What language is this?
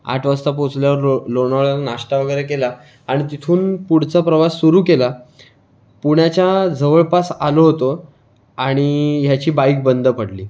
Marathi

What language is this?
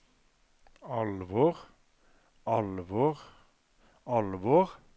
Norwegian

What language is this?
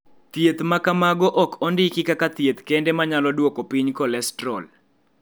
Luo (Kenya and Tanzania)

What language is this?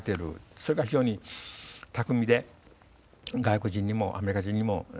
Japanese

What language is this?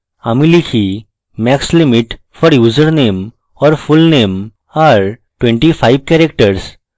Bangla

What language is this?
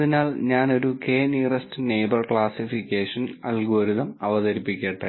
Malayalam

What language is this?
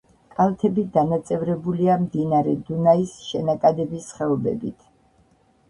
Georgian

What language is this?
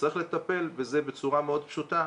Hebrew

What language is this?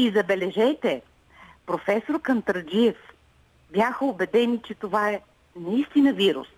Bulgarian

